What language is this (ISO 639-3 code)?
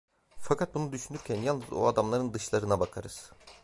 tur